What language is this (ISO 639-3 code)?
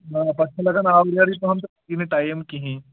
kas